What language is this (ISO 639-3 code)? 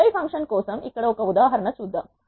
tel